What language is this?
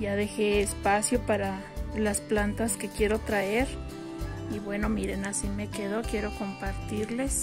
Spanish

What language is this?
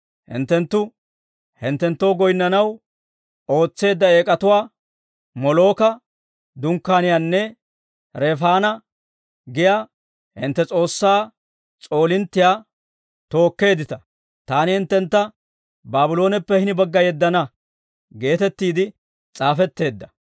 Dawro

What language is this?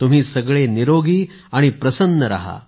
Marathi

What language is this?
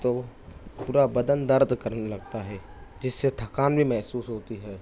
Urdu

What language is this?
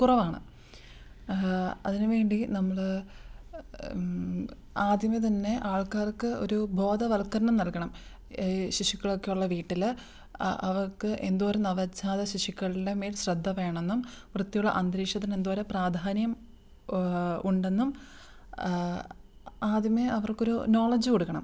Malayalam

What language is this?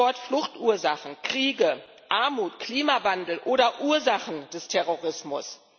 German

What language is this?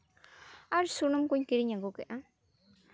Santali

